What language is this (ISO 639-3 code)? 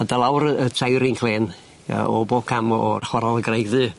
cym